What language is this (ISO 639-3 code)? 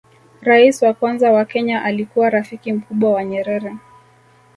swa